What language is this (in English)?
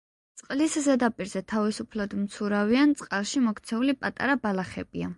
Georgian